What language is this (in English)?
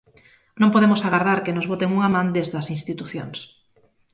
Galician